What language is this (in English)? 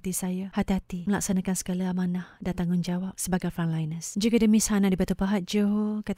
Malay